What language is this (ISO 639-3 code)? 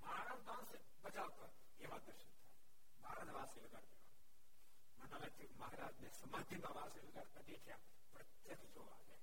guj